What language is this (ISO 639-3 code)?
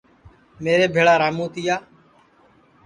ssi